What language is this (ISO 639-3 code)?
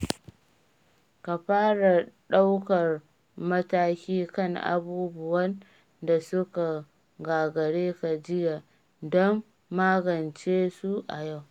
hau